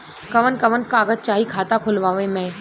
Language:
Bhojpuri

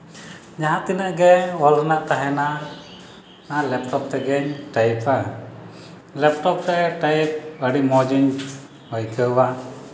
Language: Santali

